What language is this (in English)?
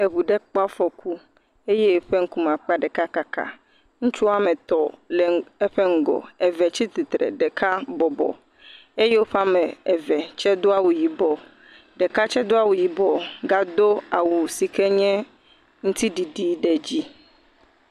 Ewe